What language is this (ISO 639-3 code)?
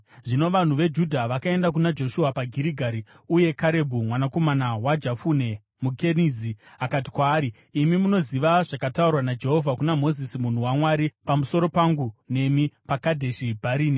sna